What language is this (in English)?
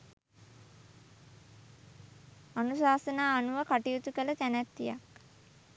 Sinhala